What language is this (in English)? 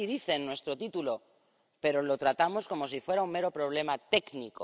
Spanish